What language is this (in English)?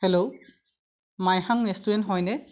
Assamese